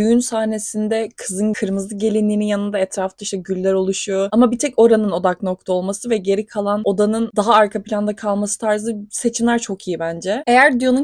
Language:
Turkish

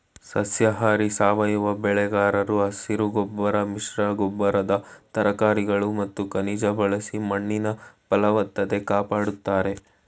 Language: Kannada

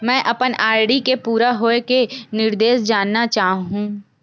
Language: Chhattisgarhi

